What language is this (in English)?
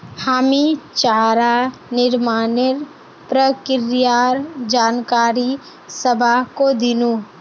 Magahi